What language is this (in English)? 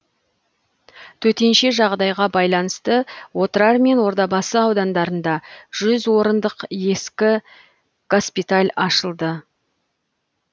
Kazakh